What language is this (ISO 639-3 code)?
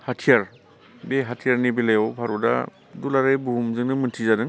brx